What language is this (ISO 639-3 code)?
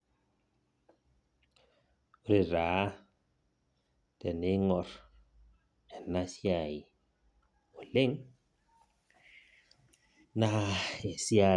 mas